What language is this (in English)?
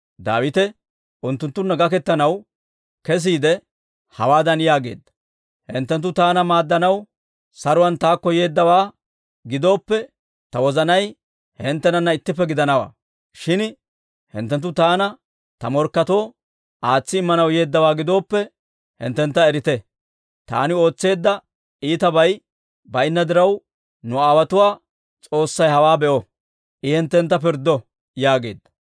Dawro